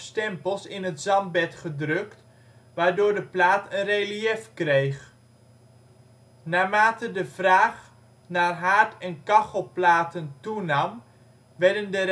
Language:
Dutch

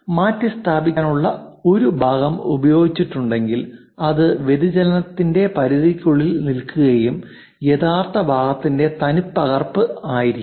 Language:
Malayalam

